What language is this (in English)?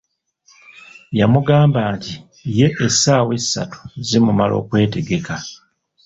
Ganda